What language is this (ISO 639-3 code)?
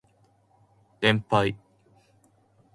jpn